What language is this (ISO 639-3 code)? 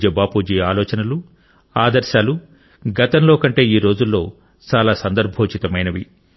tel